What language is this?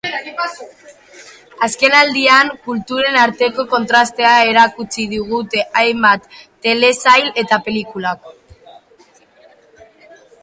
Basque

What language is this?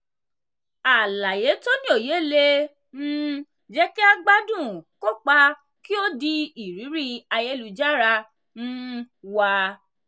Yoruba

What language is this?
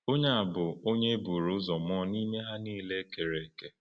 Igbo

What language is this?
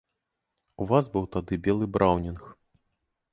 Belarusian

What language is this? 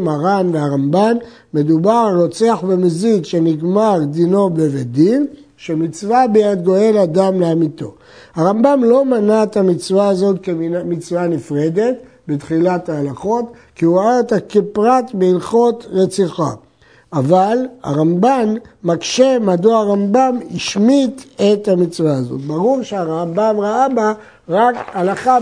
Hebrew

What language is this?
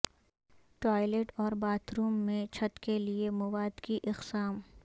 Urdu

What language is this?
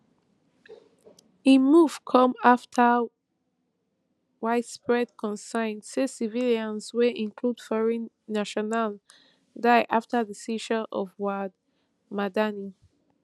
Nigerian Pidgin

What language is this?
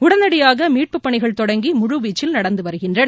Tamil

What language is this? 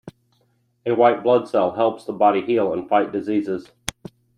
English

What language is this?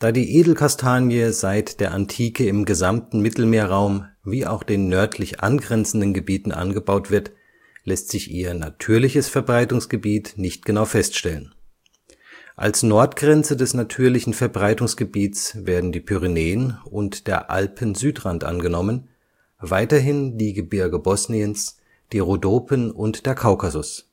German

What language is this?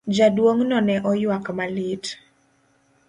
Luo (Kenya and Tanzania)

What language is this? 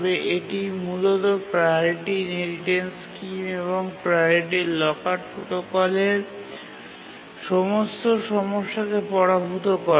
Bangla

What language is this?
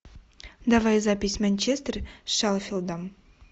Russian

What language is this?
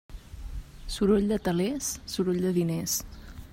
Catalan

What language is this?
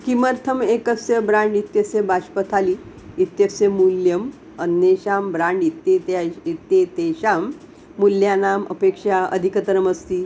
Sanskrit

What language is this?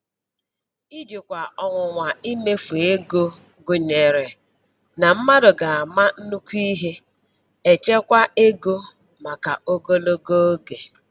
Igbo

